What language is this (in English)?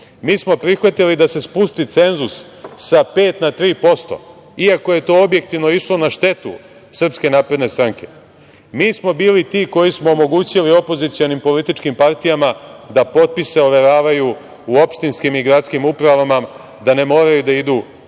Serbian